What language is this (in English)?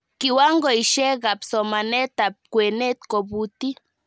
Kalenjin